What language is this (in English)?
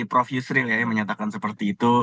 Indonesian